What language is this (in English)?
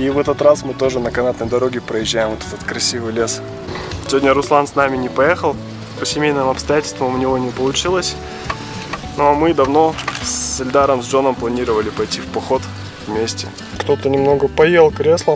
Russian